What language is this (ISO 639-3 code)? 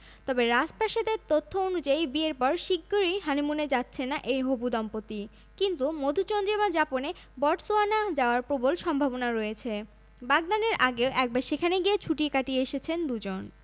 ben